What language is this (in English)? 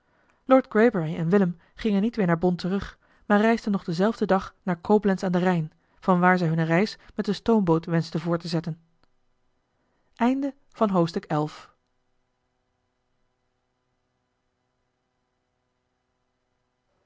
Dutch